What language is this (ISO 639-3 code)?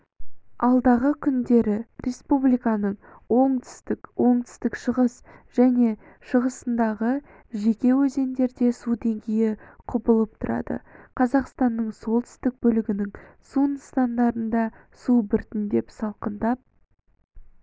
kaz